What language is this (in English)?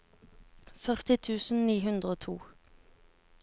Norwegian